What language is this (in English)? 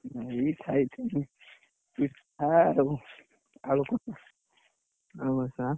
Odia